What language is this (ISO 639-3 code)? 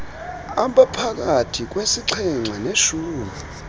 xho